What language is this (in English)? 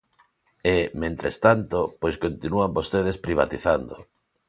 Galician